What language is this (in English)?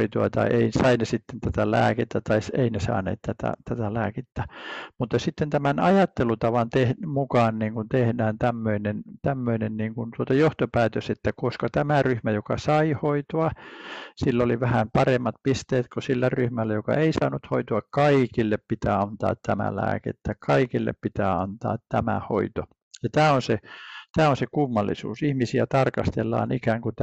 Finnish